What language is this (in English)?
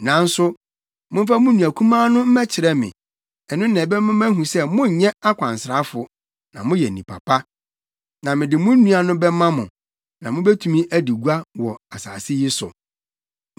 Akan